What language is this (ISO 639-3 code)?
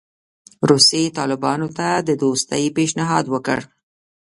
pus